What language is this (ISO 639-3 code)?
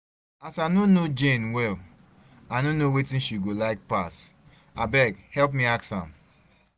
pcm